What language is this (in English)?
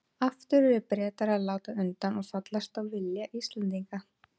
Icelandic